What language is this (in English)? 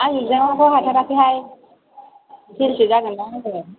Bodo